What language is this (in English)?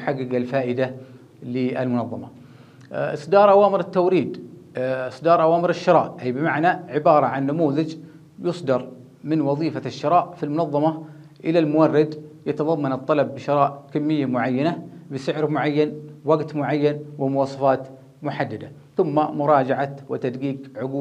Arabic